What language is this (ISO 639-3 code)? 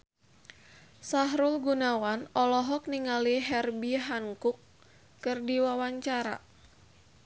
sun